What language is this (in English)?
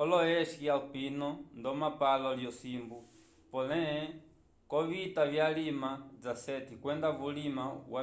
Umbundu